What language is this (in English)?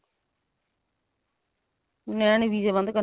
Punjabi